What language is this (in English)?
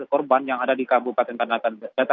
Indonesian